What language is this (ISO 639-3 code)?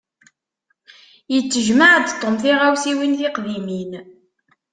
kab